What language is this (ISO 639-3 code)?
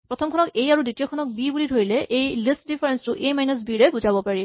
asm